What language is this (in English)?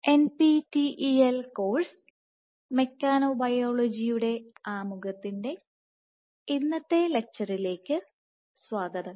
Malayalam